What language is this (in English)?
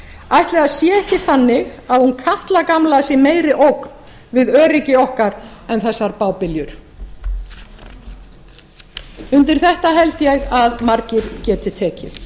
Icelandic